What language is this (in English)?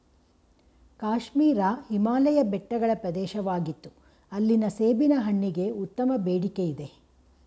Kannada